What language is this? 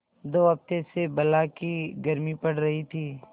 Hindi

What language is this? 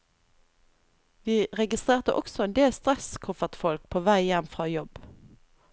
Norwegian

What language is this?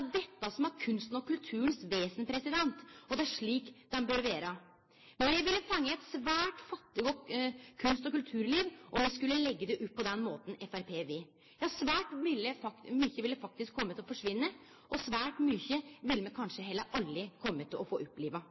Norwegian Nynorsk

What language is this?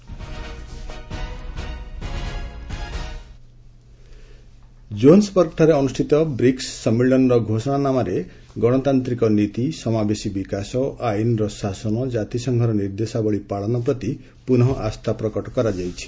Odia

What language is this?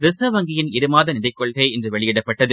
Tamil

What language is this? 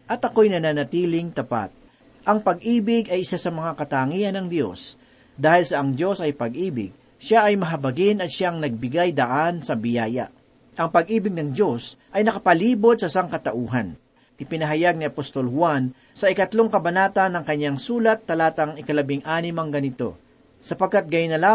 Filipino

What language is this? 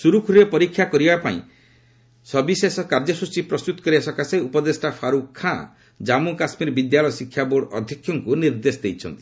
Odia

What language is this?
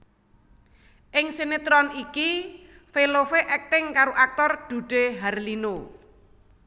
Javanese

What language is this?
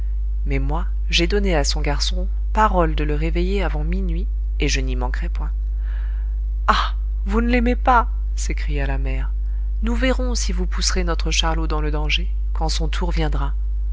French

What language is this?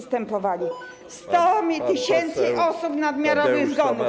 Polish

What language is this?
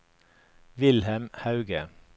Norwegian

